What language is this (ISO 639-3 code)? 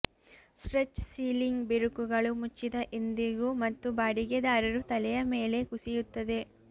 kan